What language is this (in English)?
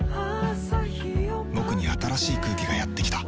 Japanese